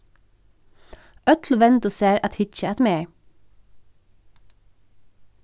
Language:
Faroese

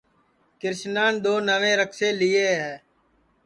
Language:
Sansi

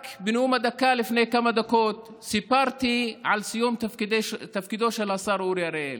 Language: Hebrew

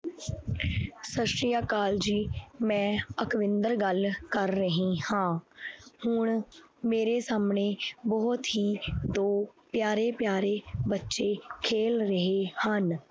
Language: Punjabi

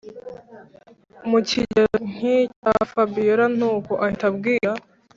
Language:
Kinyarwanda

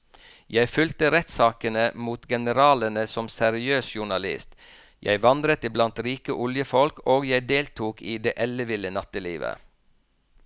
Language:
Norwegian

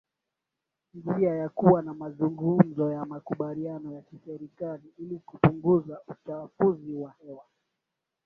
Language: Swahili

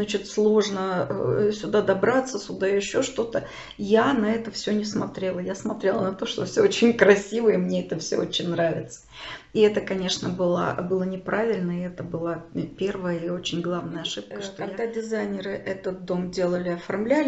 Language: Russian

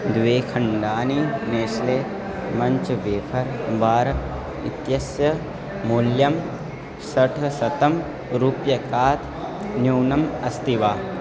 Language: Sanskrit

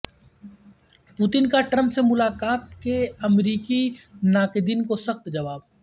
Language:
Urdu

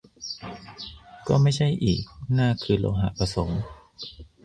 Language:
Thai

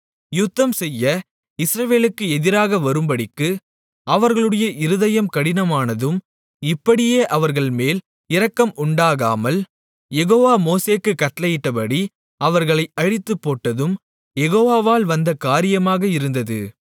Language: Tamil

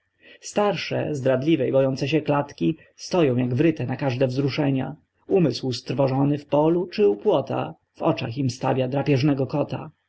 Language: Polish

